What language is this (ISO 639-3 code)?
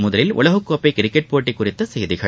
tam